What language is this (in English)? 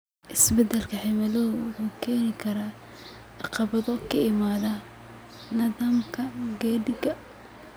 Somali